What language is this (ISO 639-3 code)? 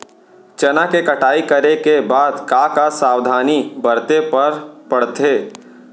hne